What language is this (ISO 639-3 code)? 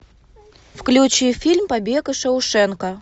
rus